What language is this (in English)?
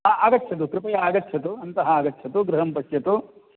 Sanskrit